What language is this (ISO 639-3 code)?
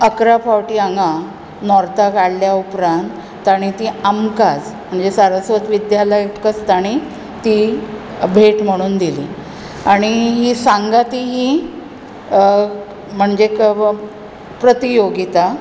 kok